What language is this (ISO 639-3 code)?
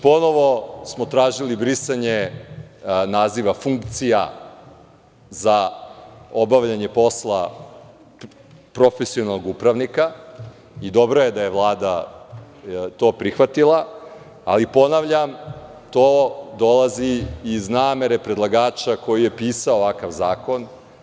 srp